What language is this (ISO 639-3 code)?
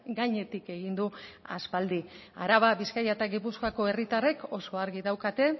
eus